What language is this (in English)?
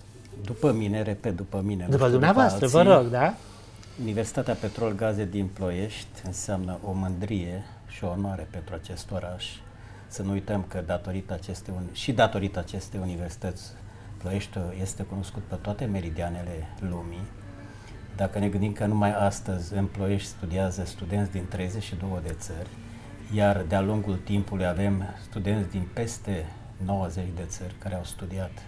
Romanian